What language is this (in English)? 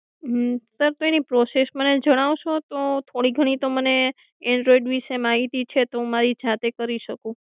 Gujarati